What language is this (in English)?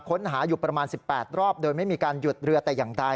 Thai